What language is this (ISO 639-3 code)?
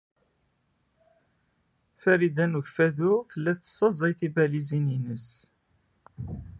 kab